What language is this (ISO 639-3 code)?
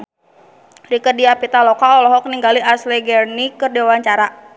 sun